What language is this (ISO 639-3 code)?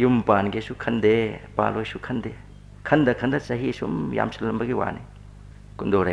kor